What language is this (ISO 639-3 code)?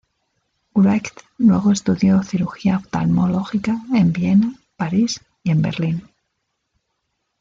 spa